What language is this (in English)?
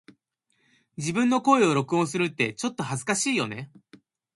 Japanese